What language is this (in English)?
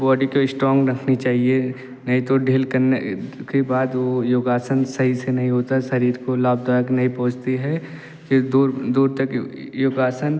Hindi